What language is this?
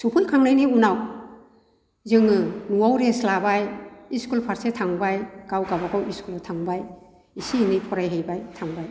Bodo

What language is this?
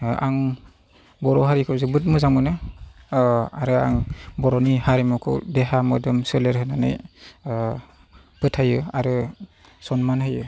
Bodo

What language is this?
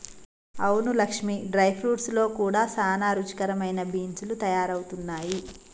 Telugu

